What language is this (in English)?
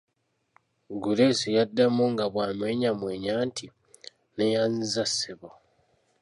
Ganda